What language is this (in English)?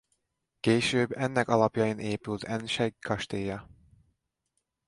Hungarian